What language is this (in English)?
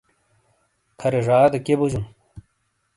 Shina